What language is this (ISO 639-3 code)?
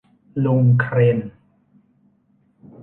tha